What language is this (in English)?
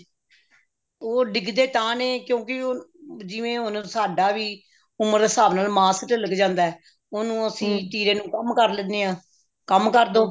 Punjabi